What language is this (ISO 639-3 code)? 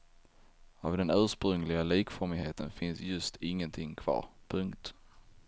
swe